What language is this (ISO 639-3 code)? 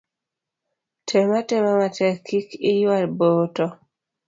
luo